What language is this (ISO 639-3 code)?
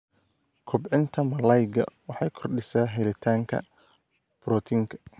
som